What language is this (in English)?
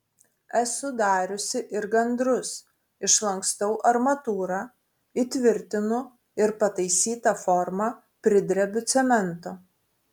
Lithuanian